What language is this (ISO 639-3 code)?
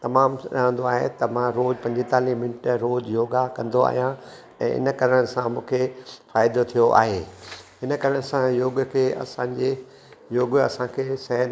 snd